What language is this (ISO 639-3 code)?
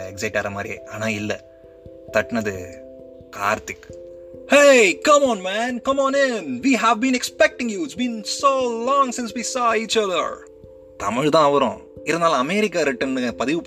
tam